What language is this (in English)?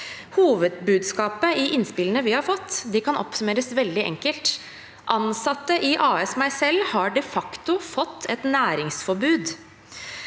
Norwegian